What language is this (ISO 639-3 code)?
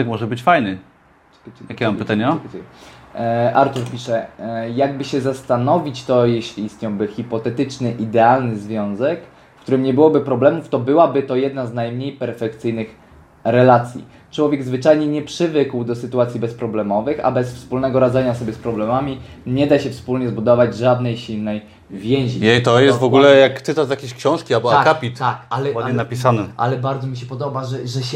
pol